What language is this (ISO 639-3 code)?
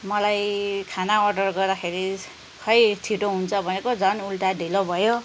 nep